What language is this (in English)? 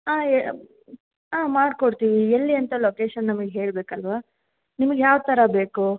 Kannada